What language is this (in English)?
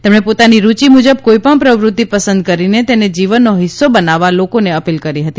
Gujarati